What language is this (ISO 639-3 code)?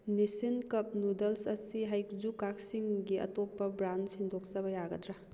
mni